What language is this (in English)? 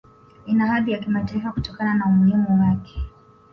Swahili